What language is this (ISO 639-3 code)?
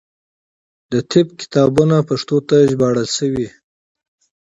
pus